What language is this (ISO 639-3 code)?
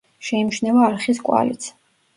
kat